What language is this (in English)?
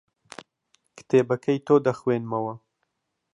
Central Kurdish